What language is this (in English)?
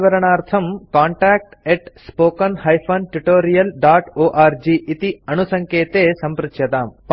Sanskrit